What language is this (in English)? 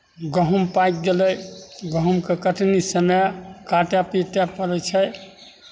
Maithili